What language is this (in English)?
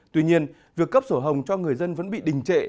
Vietnamese